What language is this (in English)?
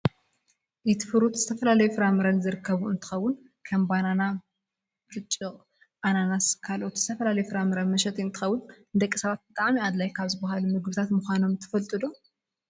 Tigrinya